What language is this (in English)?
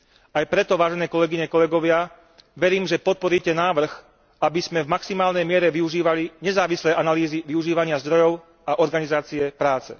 Slovak